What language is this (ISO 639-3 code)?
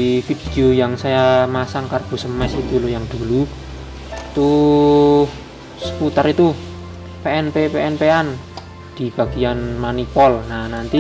ind